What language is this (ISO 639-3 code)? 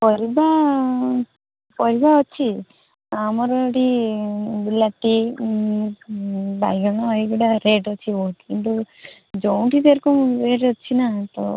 ori